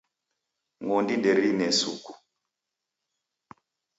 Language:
Taita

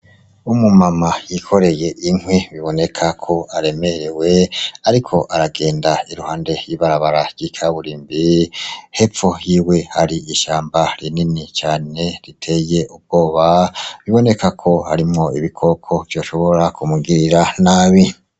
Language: Rundi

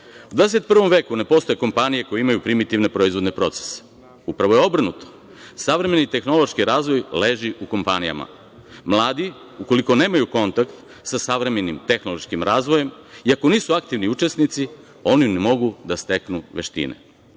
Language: Serbian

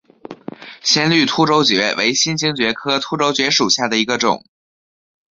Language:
Chinese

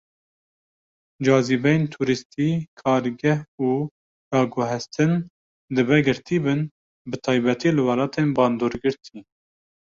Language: Kurdish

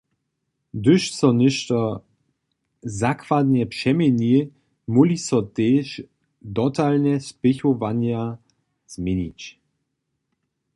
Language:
Upper Sorbian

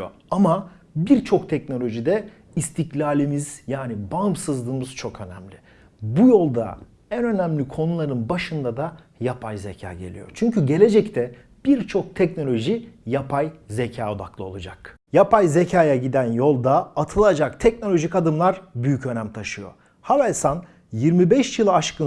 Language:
Turkish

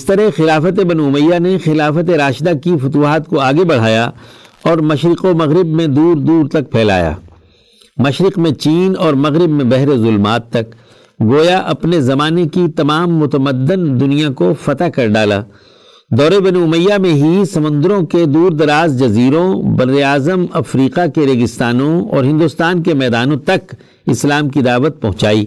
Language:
Urdu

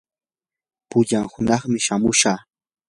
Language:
Yanahuanca Pasco Quechua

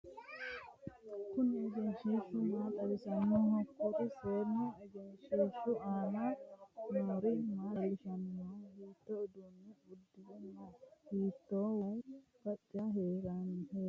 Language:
Sidamo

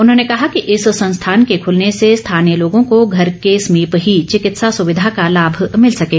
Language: Hindi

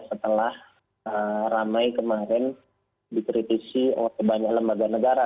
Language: Indonesian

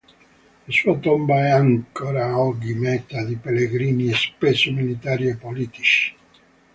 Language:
Italian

